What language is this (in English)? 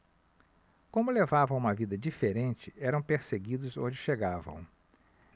Portuguese